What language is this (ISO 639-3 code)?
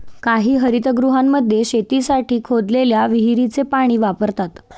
mar